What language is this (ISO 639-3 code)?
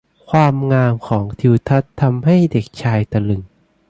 tha